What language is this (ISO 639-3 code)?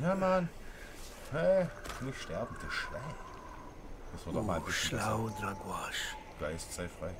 deu